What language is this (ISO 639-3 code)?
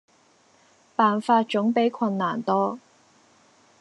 yue